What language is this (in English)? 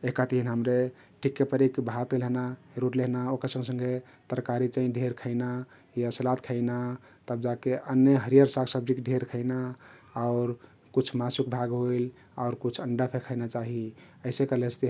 Kathoriya Tharu